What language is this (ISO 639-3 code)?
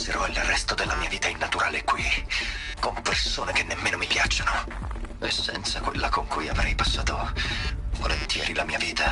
ita